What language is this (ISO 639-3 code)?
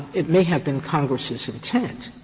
eng